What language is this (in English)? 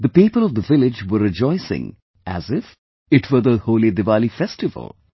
English